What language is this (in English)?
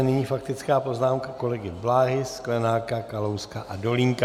Czech